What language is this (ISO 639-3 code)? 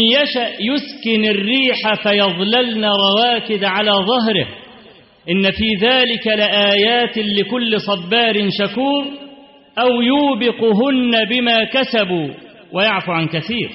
ara